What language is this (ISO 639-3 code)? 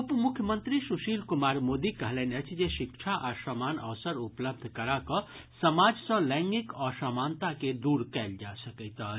mai